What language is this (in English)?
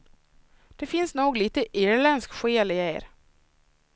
Swedish